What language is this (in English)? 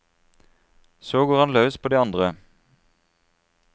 Norwegian